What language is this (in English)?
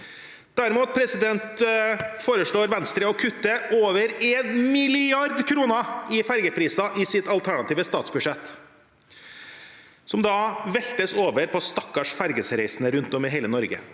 Norwegian